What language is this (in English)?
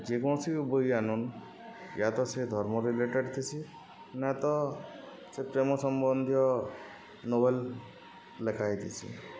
Odia